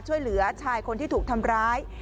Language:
Thai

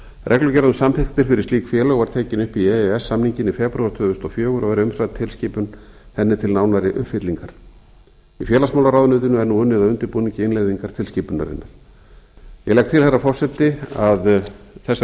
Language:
Icelandic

